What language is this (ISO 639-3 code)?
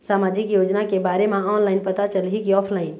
hne